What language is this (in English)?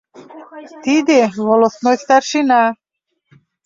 Mari